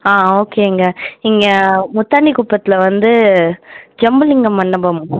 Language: Tamil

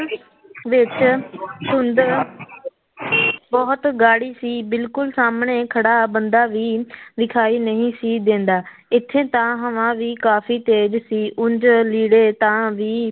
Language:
Punjabi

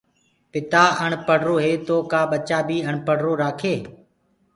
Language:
Gurgula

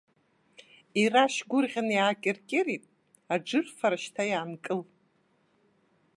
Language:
Abkhazian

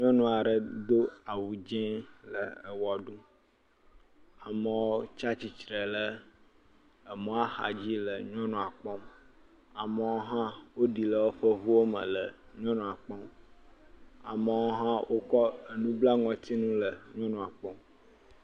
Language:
Ewe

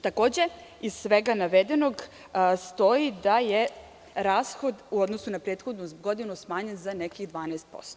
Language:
Serbian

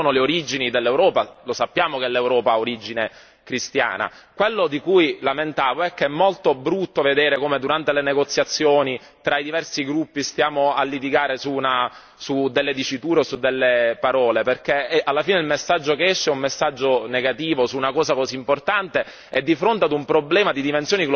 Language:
Italian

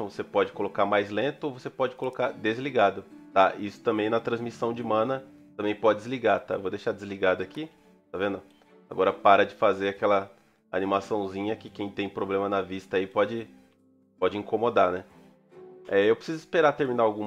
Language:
Portuguese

